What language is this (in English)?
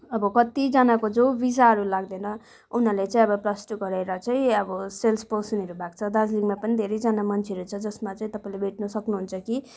Nepali